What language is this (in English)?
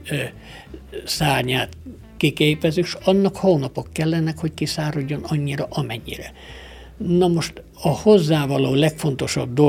Hungarian